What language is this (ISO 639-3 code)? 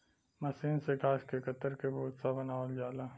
bho